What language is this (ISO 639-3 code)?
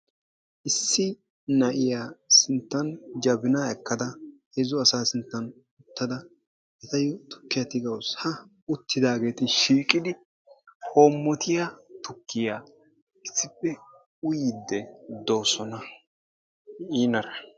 wal